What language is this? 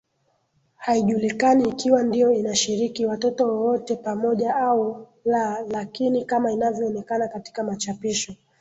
Swahili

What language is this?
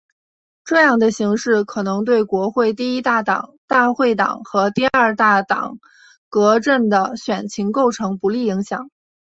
Chinese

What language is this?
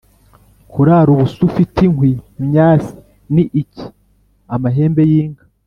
Kinyarwanda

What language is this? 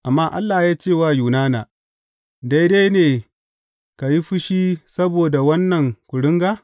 Hausa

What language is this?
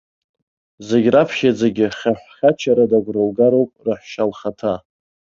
Abkhazian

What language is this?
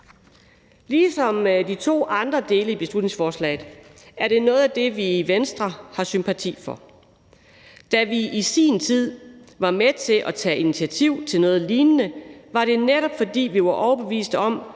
Danish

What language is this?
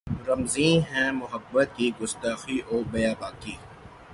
Urdu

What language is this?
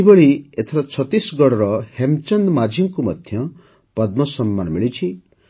Odia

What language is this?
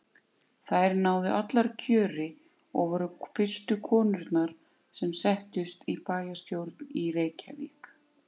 Icelandic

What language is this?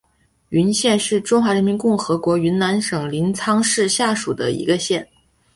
Chinese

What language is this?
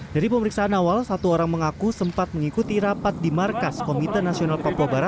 Indonesian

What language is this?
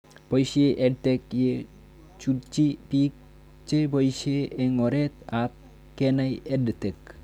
Kalenjin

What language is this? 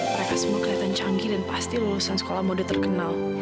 Indonesian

